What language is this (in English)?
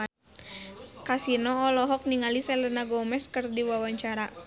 Sundanese